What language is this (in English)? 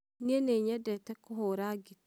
Kikuyu